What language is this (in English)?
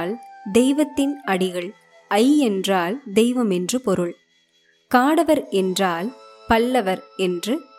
Tamil